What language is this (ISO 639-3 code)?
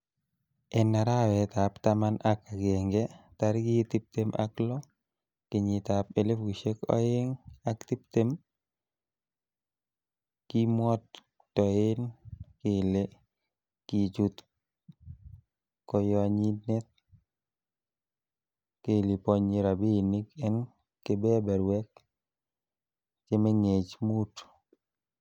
kln